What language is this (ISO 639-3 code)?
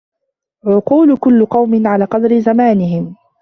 ara